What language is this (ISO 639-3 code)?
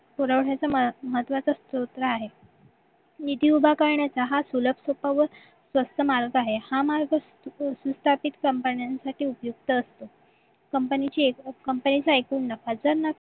mar